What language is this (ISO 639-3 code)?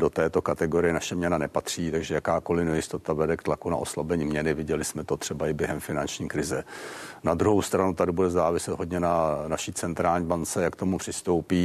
ces